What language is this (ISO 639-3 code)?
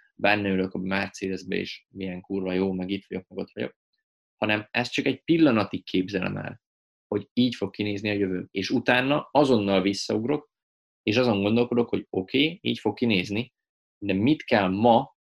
hun